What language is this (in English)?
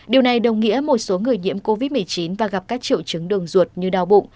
Vietnamese